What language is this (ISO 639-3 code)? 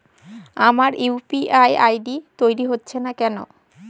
ben